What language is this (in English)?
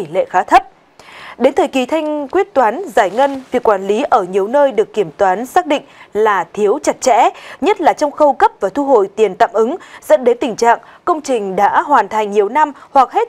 Vietnamese